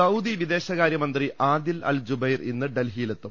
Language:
Malayalam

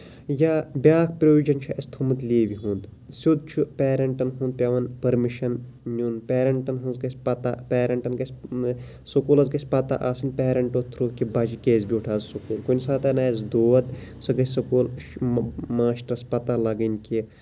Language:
Kashmiri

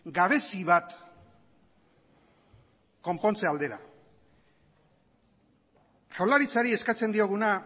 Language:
Basque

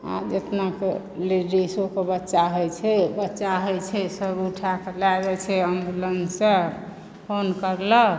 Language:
Maithili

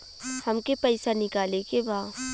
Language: Bhojpuri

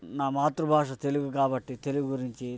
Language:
Telugu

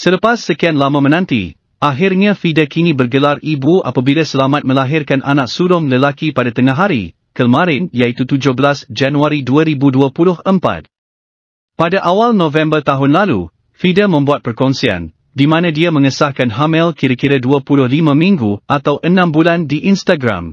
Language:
Malay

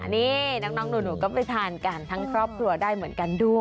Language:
Thai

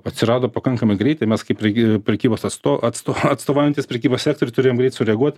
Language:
Lithuanian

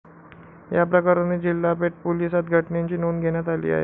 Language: Marathi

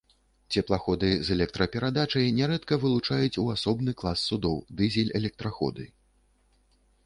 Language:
Belarusian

